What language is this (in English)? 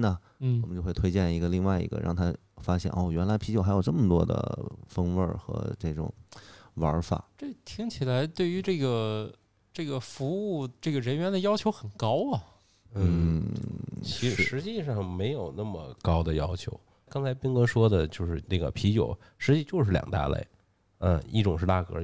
Chinese